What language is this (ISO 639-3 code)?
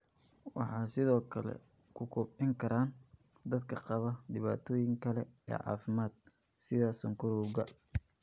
som